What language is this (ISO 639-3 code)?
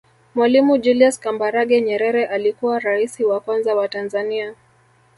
swa